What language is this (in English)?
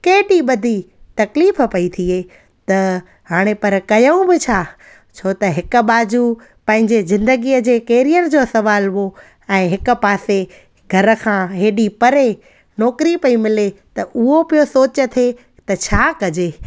Sindhi